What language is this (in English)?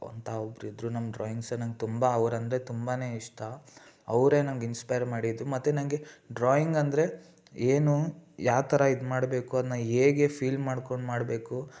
Kannada